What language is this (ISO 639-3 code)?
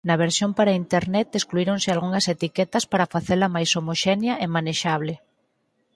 glg